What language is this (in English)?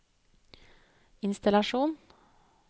Norwegian